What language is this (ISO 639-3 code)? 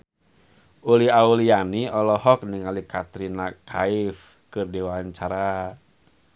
sun